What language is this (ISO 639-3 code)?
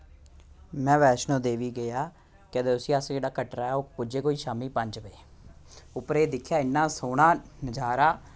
doi